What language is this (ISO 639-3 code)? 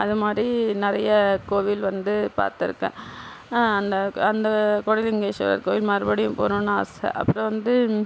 tam